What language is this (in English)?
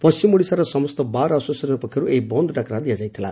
Odia